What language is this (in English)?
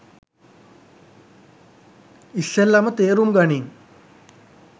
Sinhala